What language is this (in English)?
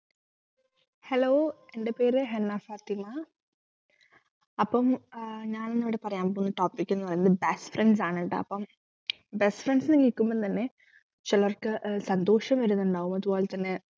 Malayalam